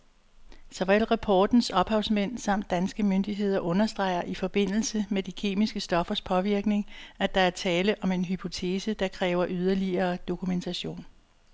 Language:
Danish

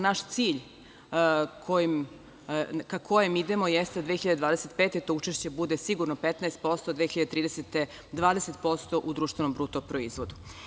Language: Serbian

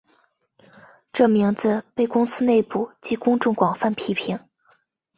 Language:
Chinese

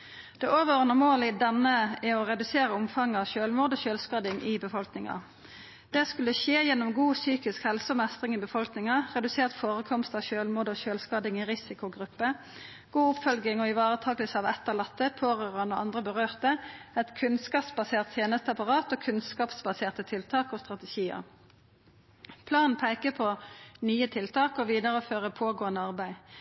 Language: Norwegian Nynorsk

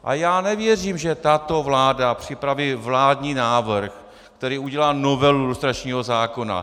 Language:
Czech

